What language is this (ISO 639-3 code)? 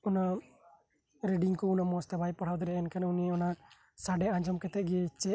sat